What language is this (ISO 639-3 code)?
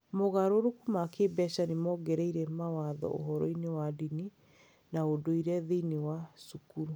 kik